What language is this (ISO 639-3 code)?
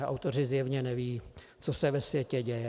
ces